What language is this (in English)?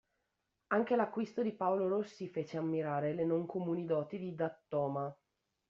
Italian